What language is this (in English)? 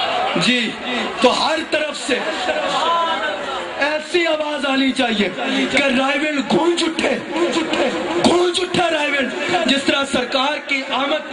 Arabic